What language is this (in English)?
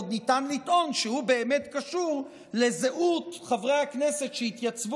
Hebrew